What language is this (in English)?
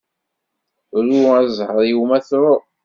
Kabyle